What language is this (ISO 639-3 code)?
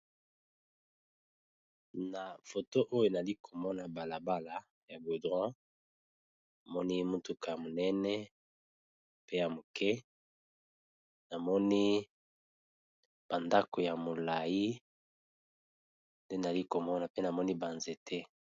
lin